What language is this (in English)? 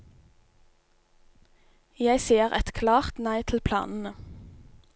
Norwegian